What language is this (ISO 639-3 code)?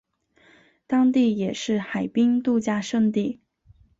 zho